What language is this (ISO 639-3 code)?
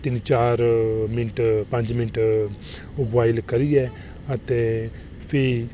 doi